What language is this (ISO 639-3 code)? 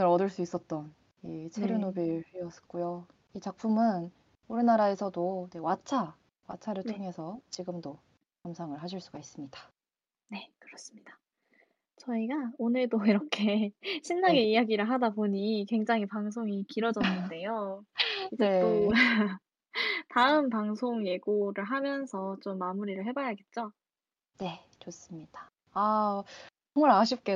kor